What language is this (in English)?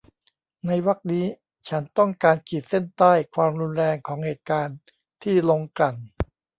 Thai